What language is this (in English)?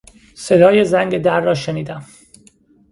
Persian